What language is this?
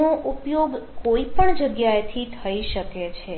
Gujarati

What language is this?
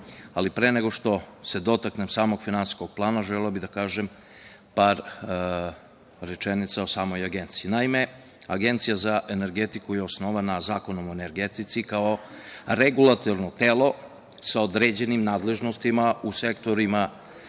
Serbian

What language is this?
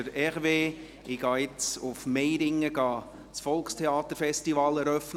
Swiss German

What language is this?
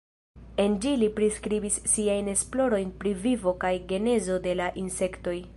Esperanto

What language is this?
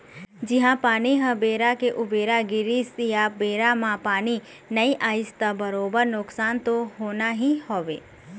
Chhattisgarhi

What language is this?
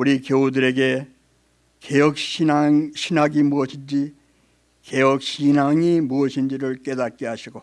Korean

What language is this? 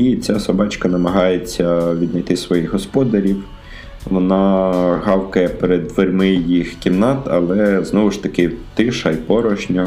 Ukrainian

